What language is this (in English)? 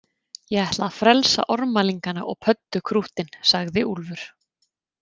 Icelandic